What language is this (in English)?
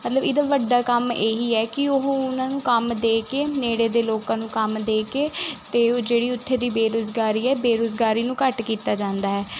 Punjabi